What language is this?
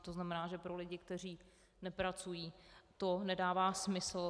Czech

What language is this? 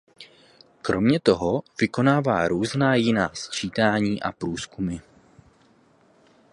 Czech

